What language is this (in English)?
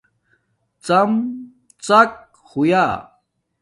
Domaaki